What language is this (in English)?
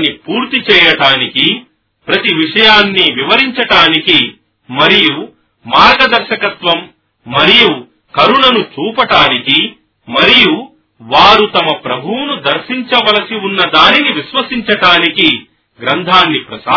Telugu